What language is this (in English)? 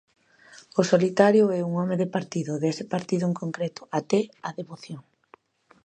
Galician